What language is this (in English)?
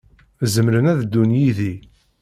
Kabyle